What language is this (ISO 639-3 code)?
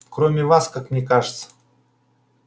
rus